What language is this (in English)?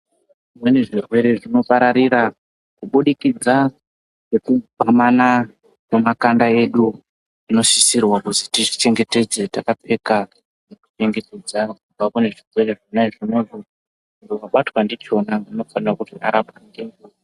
Ndau